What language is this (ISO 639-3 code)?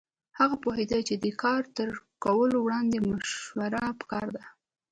pus